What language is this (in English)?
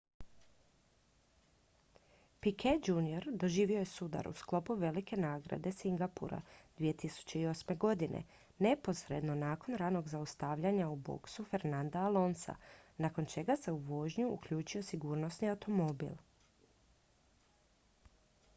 Croatian